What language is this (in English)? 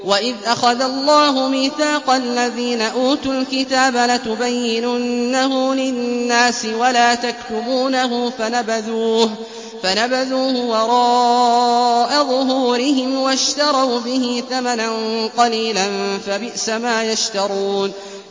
Arabic